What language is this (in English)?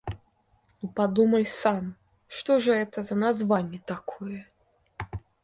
Russian